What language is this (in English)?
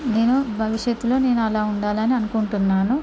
Telugu